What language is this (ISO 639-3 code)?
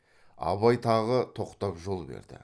kaz